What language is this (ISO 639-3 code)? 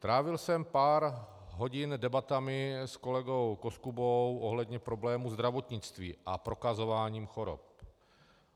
ces